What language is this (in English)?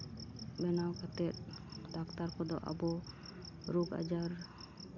Santali